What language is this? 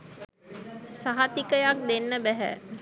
Sinhala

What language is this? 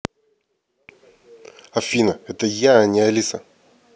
Russian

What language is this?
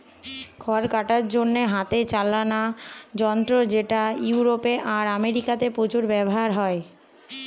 Bangla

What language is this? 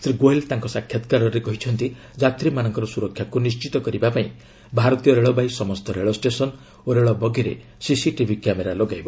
Odia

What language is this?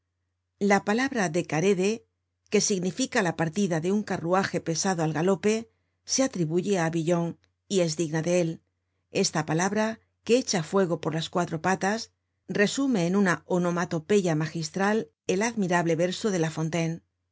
Spanish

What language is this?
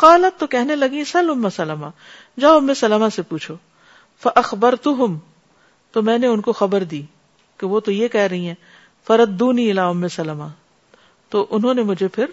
Urdu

